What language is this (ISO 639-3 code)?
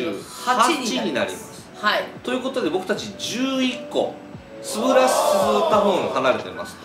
jpn